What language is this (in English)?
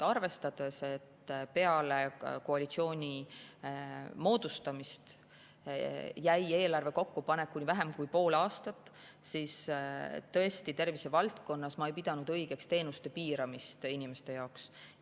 Estonian